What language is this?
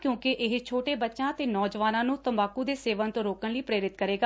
Punjabi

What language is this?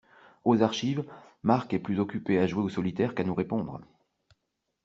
French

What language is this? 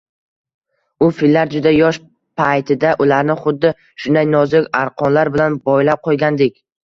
Uzbek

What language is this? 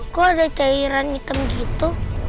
Indonesian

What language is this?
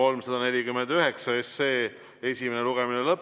Estonian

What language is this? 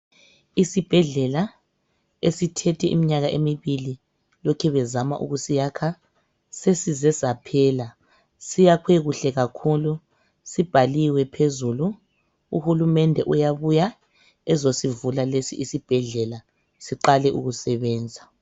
North Ndebele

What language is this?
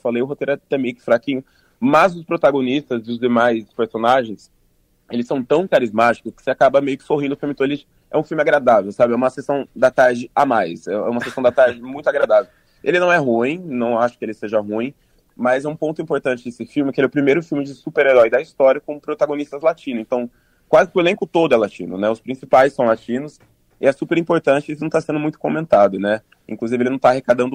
Portuguese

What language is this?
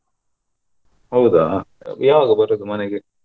Kannada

